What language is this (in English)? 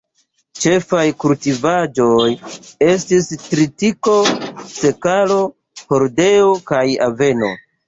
Esperanto